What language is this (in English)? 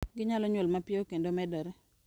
Luo (Kenya and Tanzania)